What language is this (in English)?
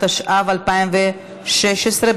Hebrew